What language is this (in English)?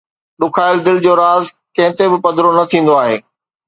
Sindhi